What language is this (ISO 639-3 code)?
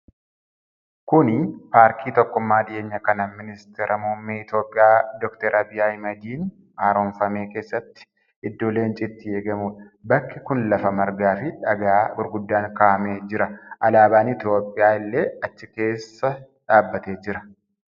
orm